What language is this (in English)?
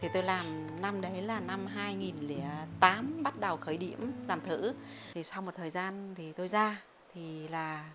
Vietnamese